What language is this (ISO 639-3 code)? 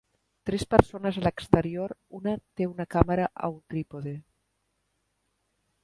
cat